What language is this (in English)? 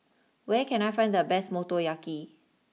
English